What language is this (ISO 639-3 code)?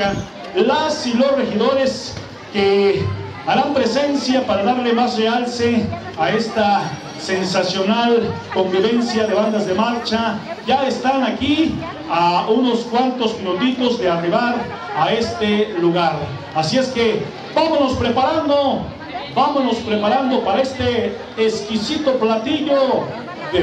spa